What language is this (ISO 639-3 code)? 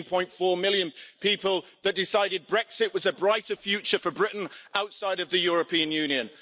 eng